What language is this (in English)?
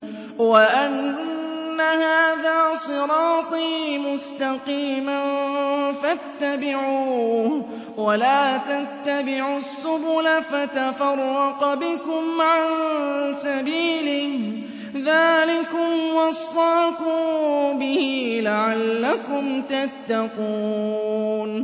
Arabic